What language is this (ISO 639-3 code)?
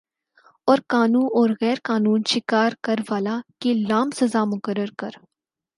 urd